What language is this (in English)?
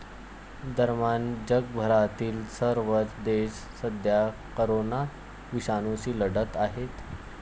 Marathi